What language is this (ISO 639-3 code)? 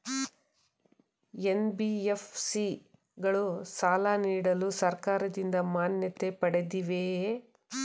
kan